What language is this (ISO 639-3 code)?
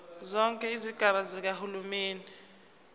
zul